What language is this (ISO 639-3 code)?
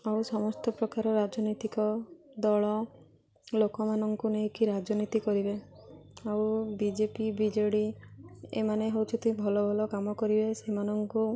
ori